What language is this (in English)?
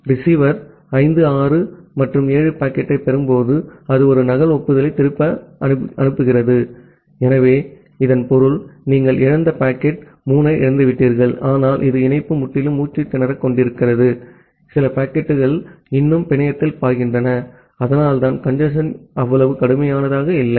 Tamil